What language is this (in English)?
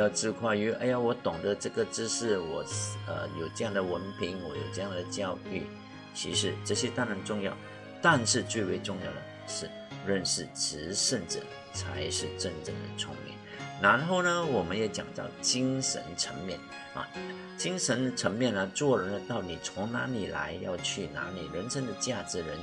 Chinese